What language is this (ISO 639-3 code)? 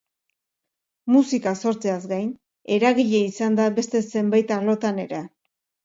eus